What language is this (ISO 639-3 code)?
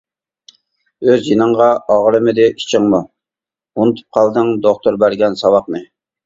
uig